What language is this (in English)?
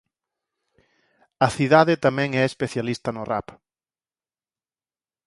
Galician